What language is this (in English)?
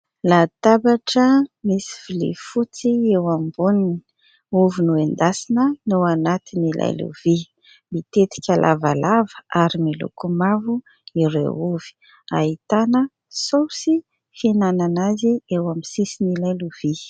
Malagasy